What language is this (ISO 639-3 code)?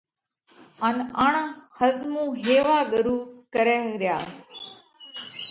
kvx